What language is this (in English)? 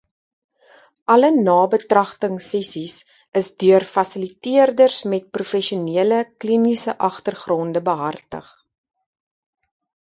Afrikaans